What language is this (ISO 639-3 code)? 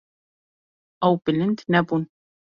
kur